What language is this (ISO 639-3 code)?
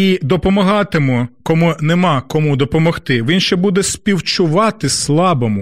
ukr